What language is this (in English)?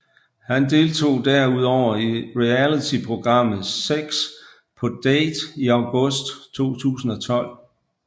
Danish